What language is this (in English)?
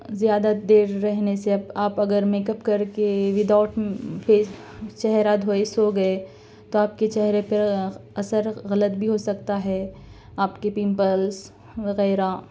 Urdu